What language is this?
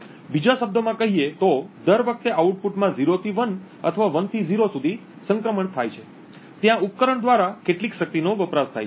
Gujarati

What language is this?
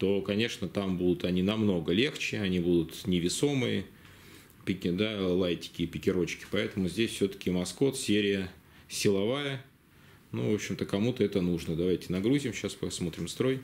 Russian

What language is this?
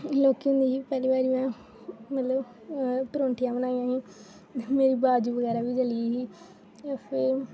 Dogri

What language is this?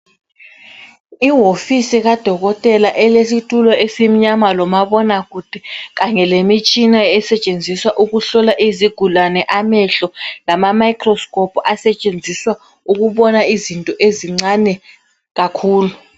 North Ndebele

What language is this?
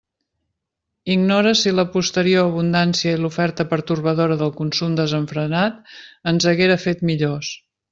Catalan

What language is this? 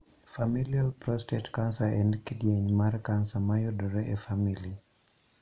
Luo (Kenya and Tanzania)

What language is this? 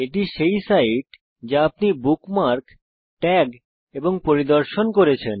Bangla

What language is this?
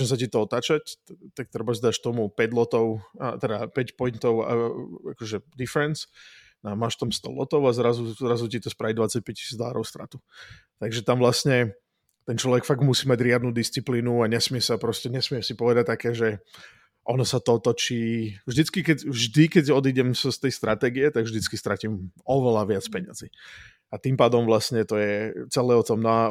Czech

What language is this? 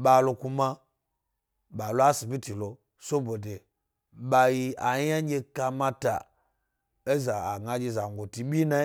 Gbari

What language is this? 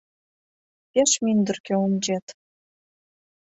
Mari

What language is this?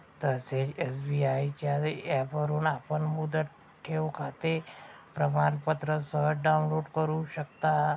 Marathi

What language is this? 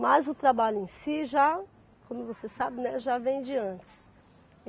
Portuguese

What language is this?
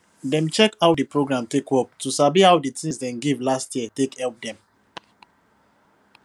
Nigerian Pidgin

